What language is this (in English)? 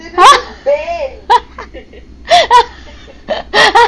English